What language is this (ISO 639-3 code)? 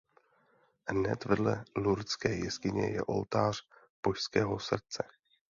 ces